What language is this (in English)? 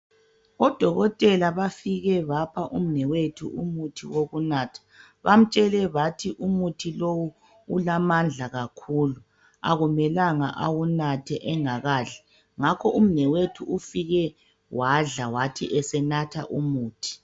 North Ndebele